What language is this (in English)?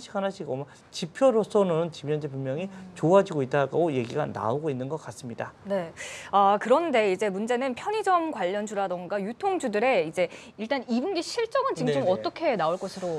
Korean